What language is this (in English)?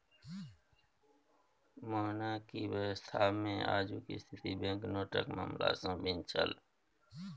Maithili